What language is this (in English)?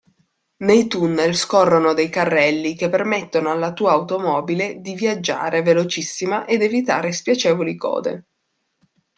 Italian